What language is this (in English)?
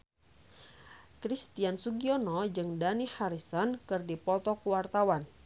Sundanese